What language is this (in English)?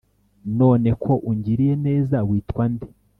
Kinyarwanda